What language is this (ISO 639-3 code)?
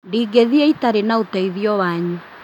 kik